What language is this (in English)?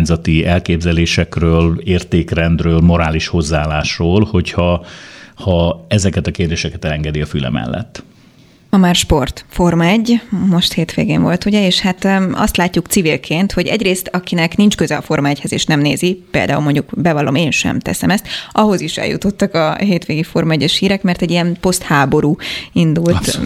Hungarian